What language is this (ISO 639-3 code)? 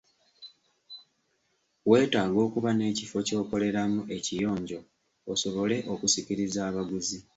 lug